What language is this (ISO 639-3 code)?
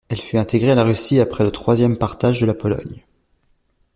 fra